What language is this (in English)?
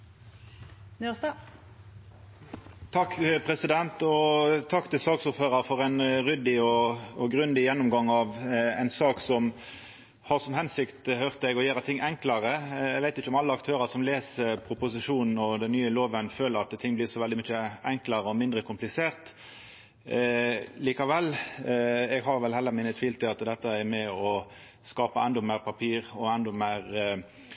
Norwegian Nynorsk